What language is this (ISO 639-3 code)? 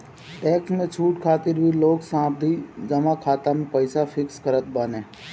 bho